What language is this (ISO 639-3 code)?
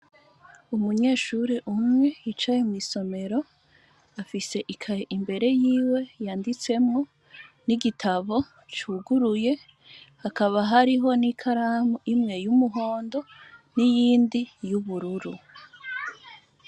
run